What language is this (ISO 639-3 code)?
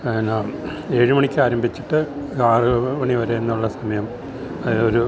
mal